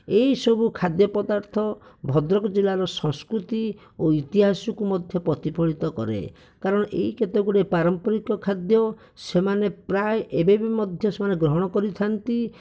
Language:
Odia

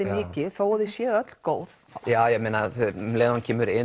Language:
Icelandic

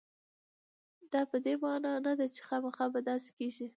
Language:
Pashto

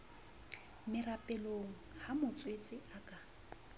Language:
Southern Sotho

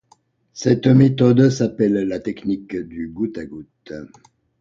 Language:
French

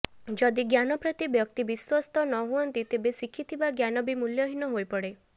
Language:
Odia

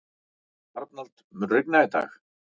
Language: Icelandic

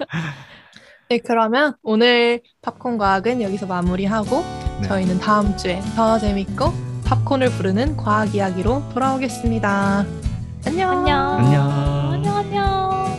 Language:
Korean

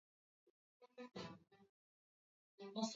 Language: Swahili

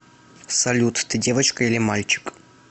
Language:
Russian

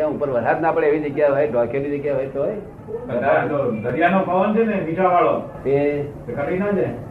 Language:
Gujarati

